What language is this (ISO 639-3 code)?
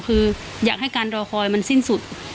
tha